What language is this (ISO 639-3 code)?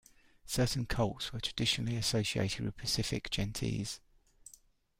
eng